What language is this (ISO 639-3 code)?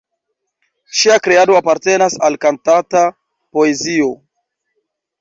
epo